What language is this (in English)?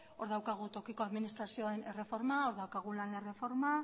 Basque